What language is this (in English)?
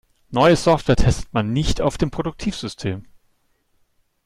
German